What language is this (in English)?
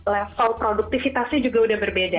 Indonesian